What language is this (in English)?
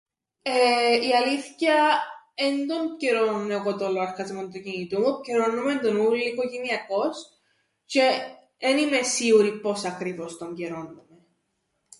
Greek